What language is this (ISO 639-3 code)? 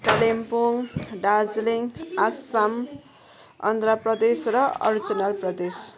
nep